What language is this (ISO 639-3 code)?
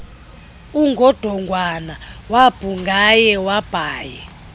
xho